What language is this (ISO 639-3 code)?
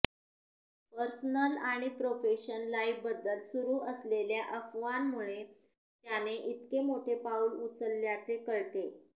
mar